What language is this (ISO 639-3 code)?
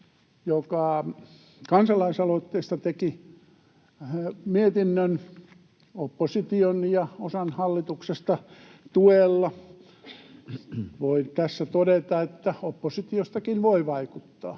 fin